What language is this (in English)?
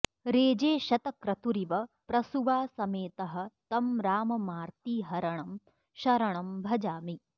Sanskrit